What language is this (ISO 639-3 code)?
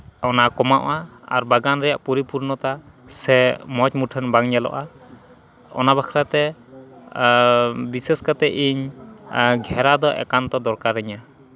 sat